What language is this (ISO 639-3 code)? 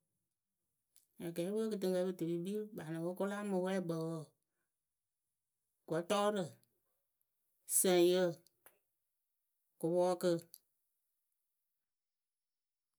keu